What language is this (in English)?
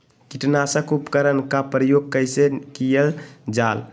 Magahi